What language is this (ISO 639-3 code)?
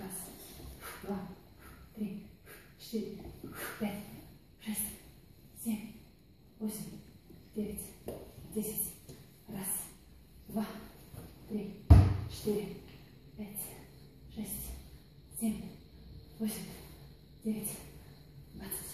rus